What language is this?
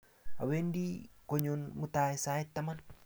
Kalenjin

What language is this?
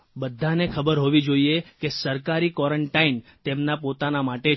Gujarati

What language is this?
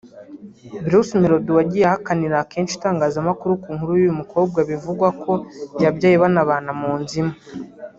Kinyarwanda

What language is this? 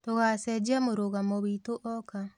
Kikuyu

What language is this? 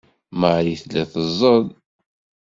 Kabyle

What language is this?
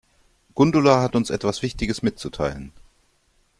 German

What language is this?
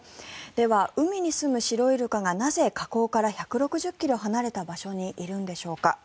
Japanese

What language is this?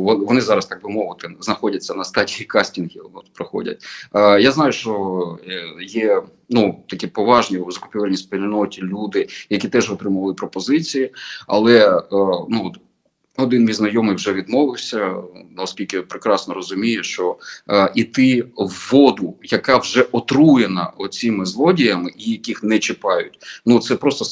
Ukrainian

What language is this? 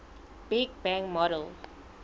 Southern Sotho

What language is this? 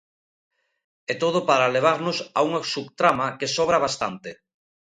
Galician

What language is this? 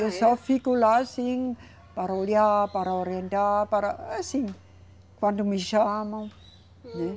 Portuguese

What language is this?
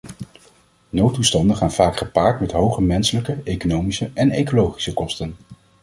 Dutch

